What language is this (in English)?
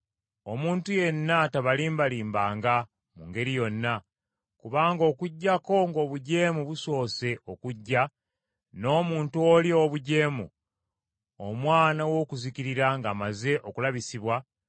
Ganda